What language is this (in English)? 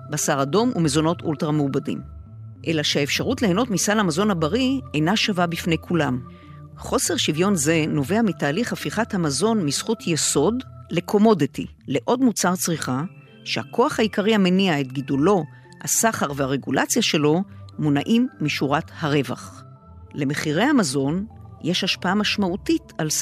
Hebrew